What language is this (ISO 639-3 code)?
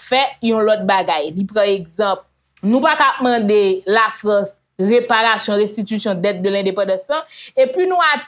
fra